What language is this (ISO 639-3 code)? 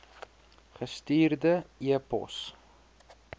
afr